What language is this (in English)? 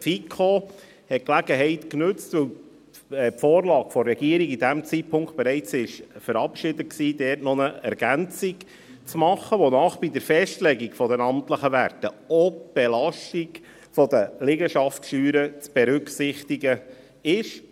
Swiss German